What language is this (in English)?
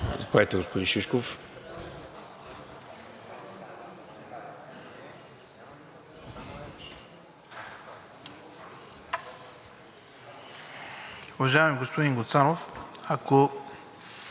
Bulgarian